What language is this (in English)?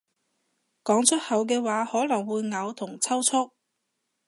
Cantonese